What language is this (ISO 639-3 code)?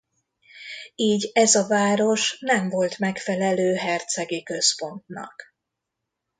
hun